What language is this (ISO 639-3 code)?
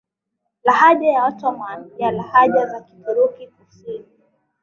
swa